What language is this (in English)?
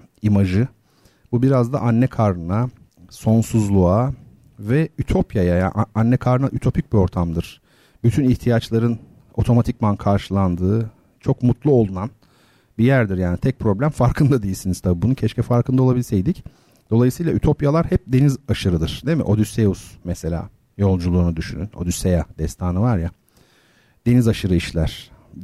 Turkish